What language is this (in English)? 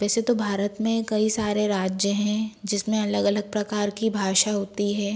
Hindi